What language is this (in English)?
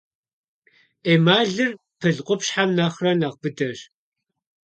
Kabardian